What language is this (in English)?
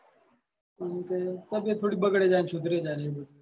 Gujarati